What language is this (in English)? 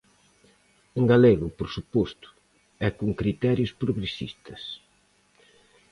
Galician